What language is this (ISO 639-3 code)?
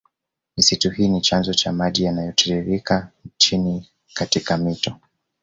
swa